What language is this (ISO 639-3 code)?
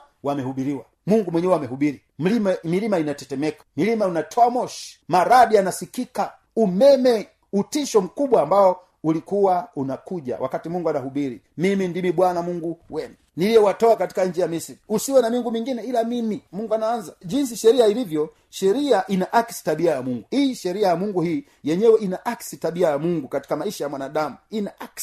swa